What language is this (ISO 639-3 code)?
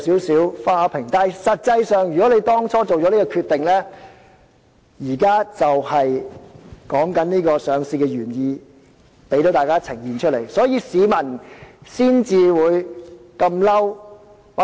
yue